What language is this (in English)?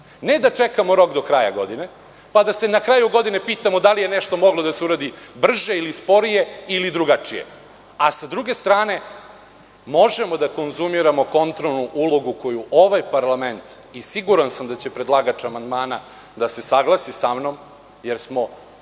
Serbian